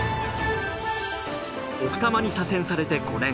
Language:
Japanese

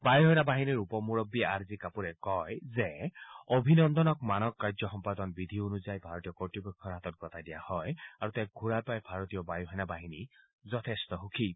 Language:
Assamese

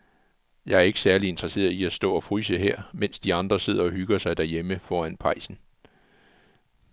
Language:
Danish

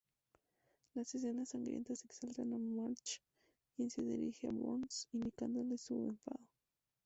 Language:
Spanish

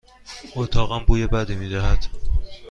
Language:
Persian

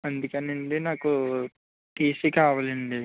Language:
Telugu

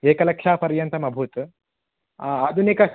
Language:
Sanskrit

